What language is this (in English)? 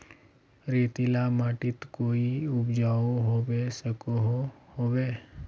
Magahi